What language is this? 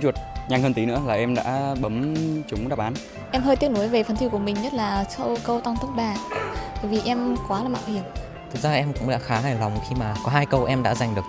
Vietnamese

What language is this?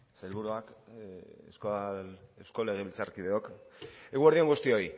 Basque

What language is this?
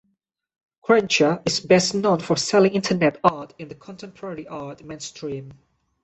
English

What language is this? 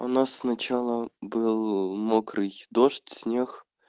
Russian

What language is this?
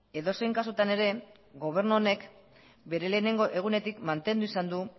Basque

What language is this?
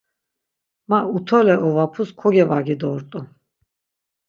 Laz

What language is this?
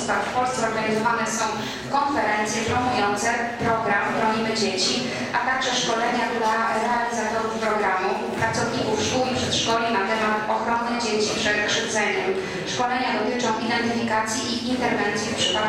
Polish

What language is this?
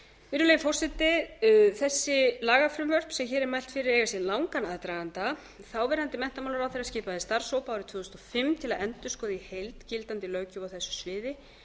Icelandic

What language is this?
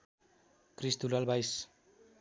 Nepali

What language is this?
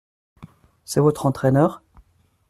French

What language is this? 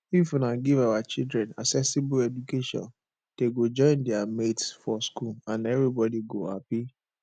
Nigerian Pidgin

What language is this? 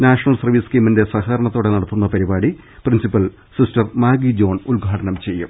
Malayalam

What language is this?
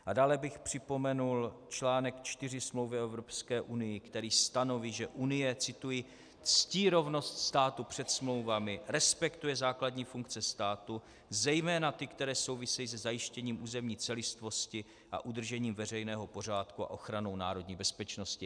Czech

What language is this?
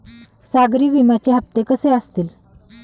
Marathi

